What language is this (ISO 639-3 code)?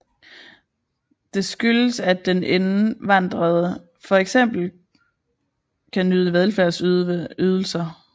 dan